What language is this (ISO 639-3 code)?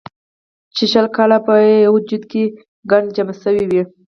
pus